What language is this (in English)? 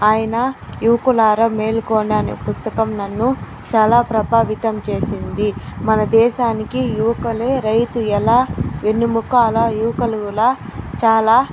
Telugu